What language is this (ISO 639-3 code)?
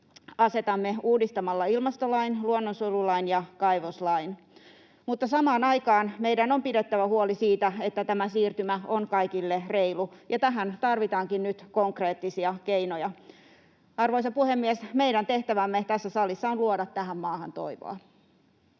fin